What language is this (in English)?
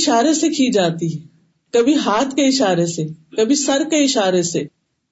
Urdu